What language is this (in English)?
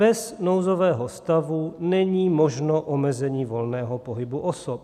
Czech